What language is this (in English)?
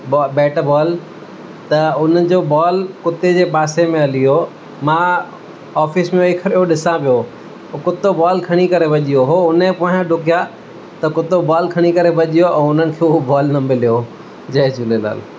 Sindhi